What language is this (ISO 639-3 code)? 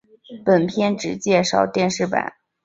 zho